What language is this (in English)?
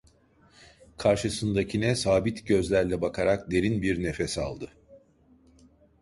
Turkish